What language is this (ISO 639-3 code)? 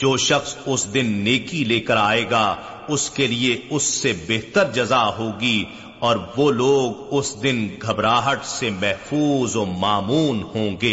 urd